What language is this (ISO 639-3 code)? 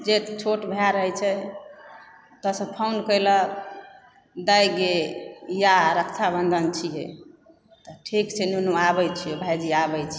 mai